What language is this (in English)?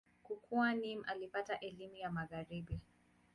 Swahili